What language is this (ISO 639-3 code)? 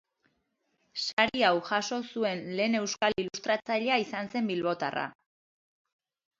eus